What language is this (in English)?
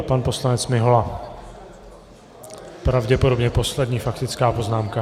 Czech